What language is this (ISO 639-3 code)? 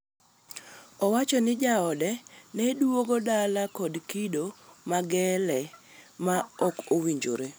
luo